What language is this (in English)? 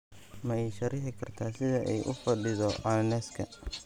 Somali